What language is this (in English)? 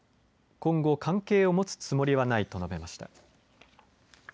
Japanese